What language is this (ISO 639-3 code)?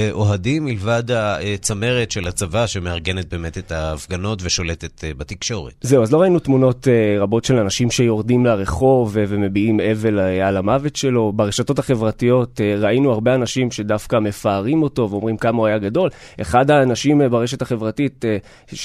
heb